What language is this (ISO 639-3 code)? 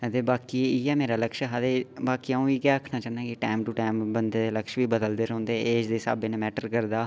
doi